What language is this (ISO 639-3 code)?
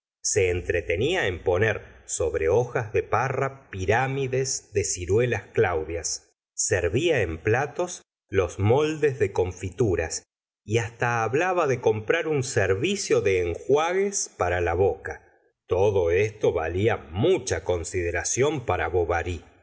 spa